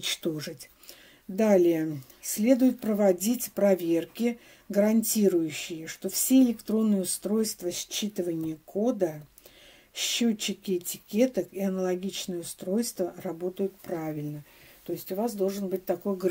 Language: Russian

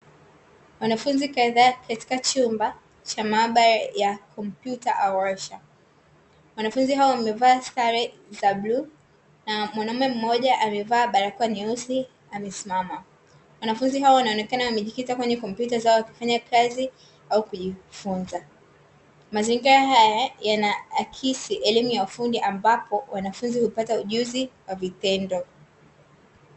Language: Swahili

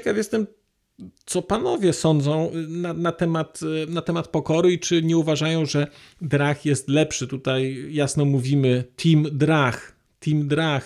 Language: Polish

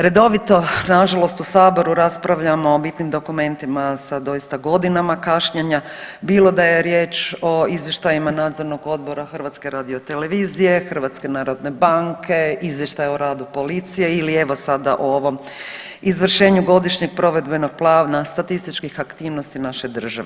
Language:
Croatian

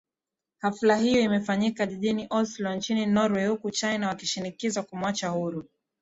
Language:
Swahili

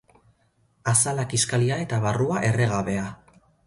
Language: Basque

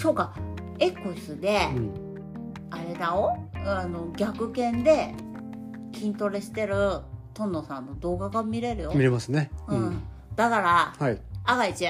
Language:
Japanese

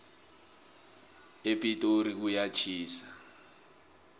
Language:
South Ndebele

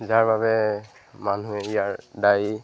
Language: Assamese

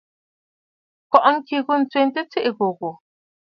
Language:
Bafut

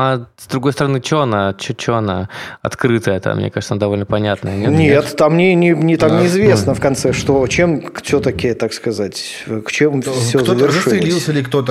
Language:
Russian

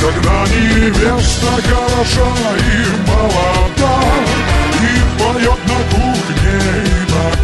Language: Arabic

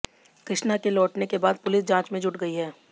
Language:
Hindi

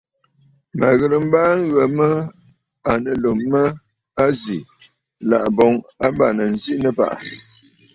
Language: Bafut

